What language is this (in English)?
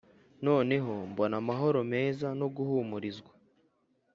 Kinyarwanda